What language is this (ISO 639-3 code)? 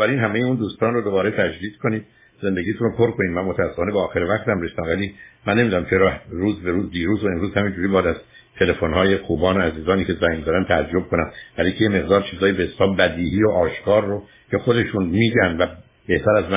fas